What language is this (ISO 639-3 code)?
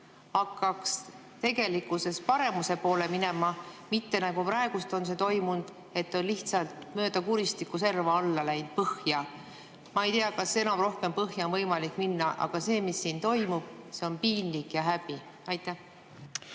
est